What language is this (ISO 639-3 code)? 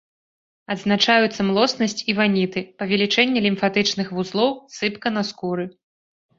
bel